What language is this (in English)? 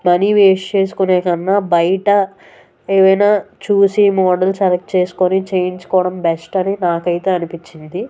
Telugu